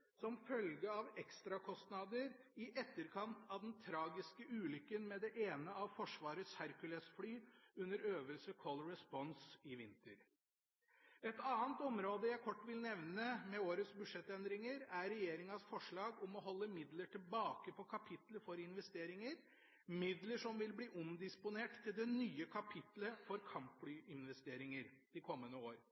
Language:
Norwegian Bokmål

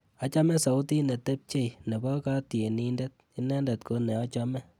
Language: Kalenjin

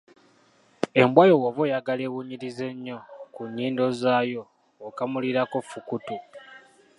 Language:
Ganda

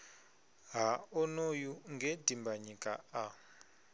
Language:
Venda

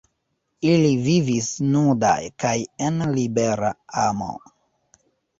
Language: Esperanto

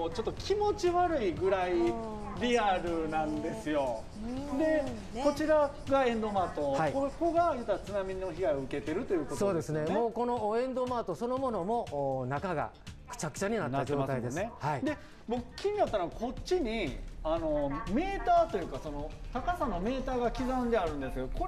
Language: Japanese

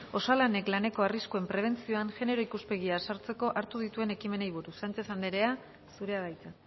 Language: Basque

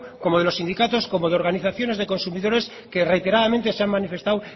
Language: Spanish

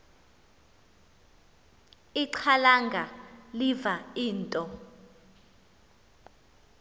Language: Xhosa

